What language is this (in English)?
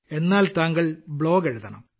Malayalam